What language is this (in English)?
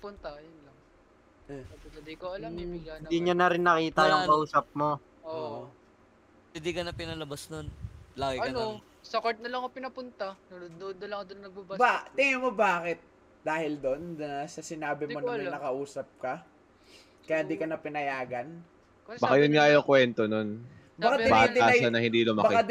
Filipino